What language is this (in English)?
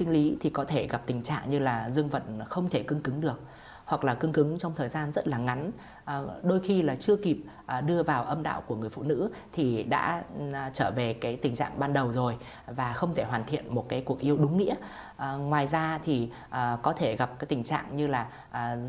Vietnamese